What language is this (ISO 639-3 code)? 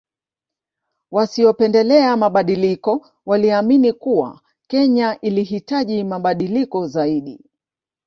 swa